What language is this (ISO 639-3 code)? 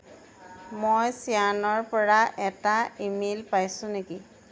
asm